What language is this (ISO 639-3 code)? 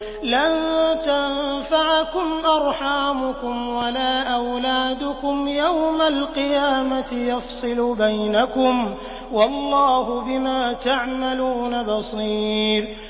ara